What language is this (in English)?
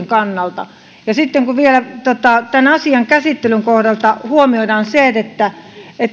Finnish